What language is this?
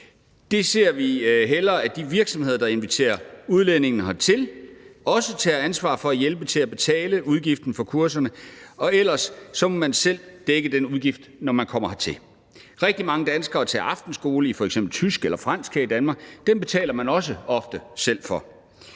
Danish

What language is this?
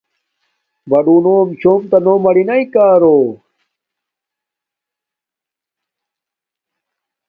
Domaaki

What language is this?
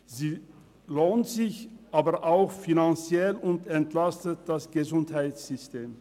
Swiss German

